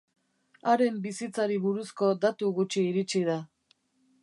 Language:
Basque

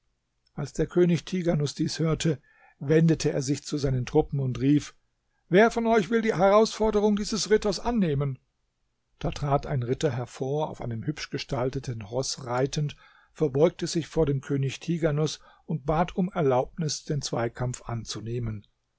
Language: German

